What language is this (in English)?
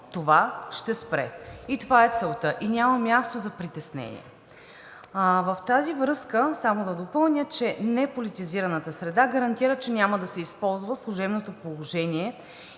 Bulgarian